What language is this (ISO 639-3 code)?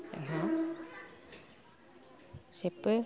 brx